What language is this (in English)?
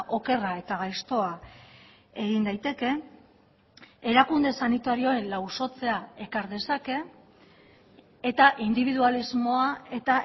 Basque